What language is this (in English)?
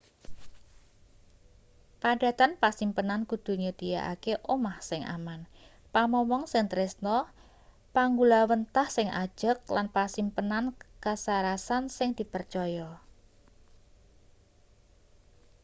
Javanese